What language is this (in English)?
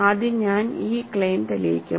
Malayalam